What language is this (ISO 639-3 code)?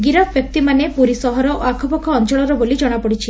ori